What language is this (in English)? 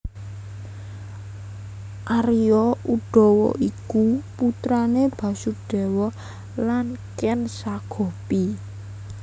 Javanese